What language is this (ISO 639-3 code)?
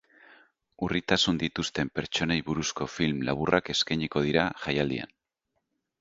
eus